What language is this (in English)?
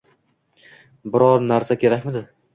Uzbek